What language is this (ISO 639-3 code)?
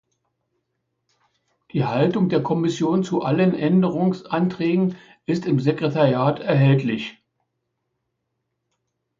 deu